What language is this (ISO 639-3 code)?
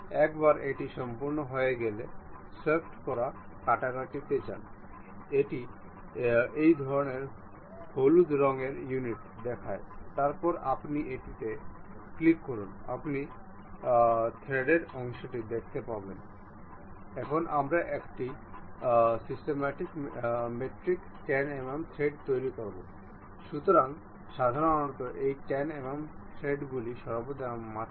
ben